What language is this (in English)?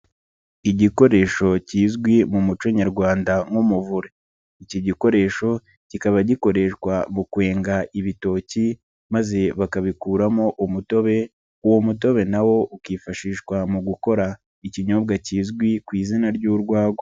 Kinyarwanda